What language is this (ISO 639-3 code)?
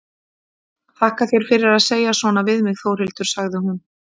isl